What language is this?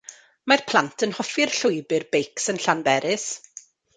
Welsh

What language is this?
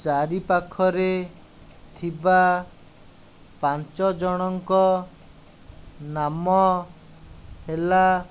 Odia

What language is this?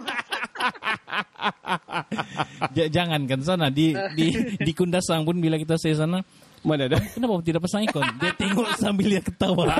Malay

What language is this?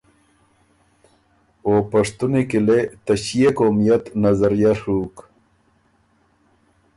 Ormuri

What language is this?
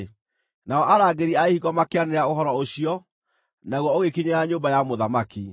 Kikuyu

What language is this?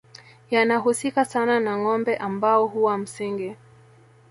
Swahili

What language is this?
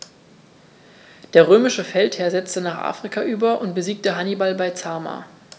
German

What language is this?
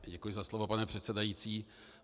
Czech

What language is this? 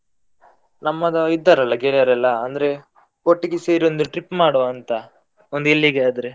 Kannada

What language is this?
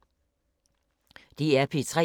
Danish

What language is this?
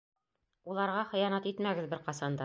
Bashkir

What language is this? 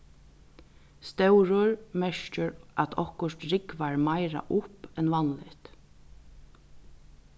Faroese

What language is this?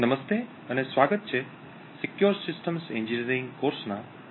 Gujarati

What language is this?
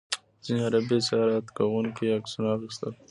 Pashto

